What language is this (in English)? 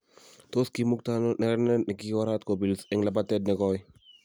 Kalenjin